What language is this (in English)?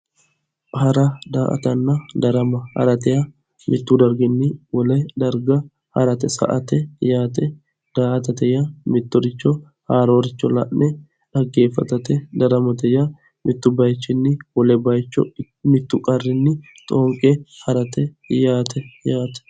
Sidamo